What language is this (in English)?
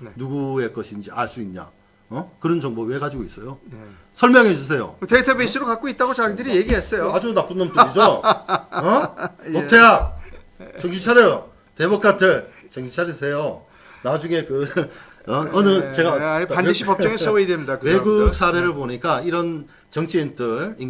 Korean